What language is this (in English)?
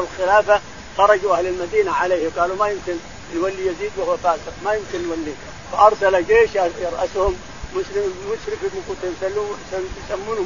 Arabic